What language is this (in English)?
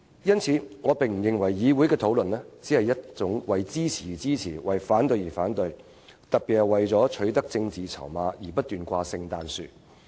Cantonese